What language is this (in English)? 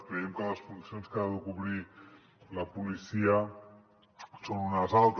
Catalan